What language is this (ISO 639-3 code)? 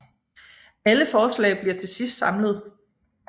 dan